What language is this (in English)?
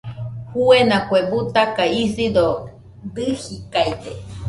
Nüpode Huitoto